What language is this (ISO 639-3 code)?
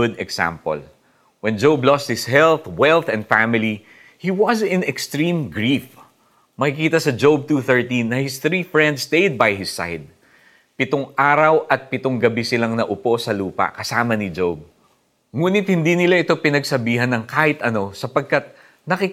fil